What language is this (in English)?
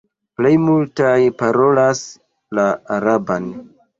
Esperanto